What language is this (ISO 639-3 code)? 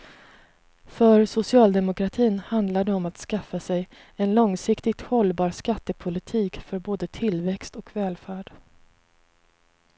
swe